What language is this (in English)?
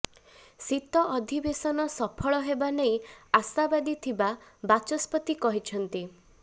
Odia